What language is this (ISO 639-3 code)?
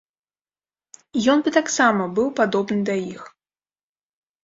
bel